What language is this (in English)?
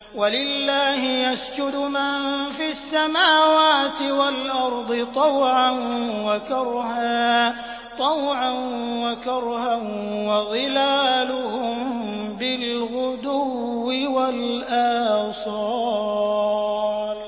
Arabic